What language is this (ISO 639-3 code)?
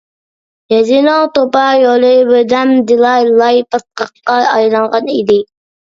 uig